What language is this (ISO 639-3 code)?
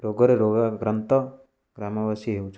ori